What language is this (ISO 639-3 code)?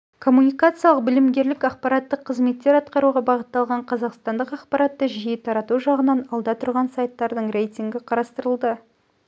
kaz